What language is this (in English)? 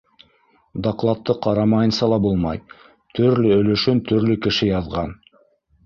Bashkir